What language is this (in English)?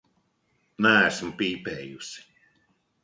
Latvian